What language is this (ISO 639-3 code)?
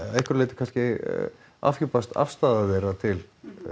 isl